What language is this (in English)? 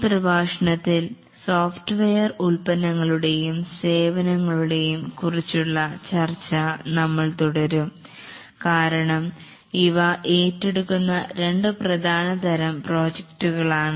Malayalam